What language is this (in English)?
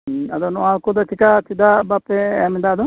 Santali